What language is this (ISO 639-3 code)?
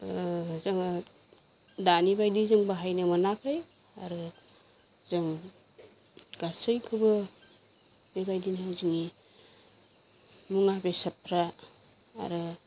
brx